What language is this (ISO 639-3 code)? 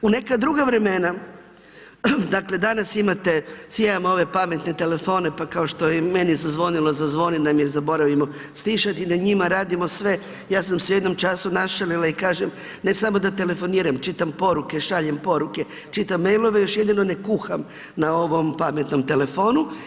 hrv